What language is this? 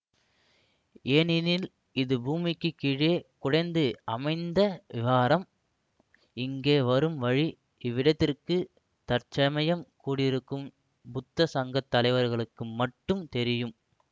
Tamil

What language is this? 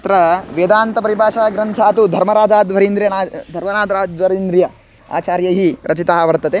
Sanskrit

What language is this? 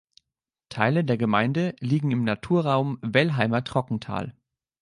German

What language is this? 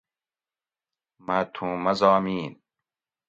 Gawri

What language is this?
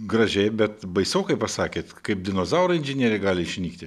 Lithuanian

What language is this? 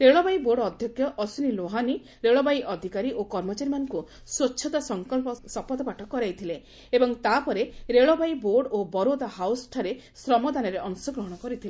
Odia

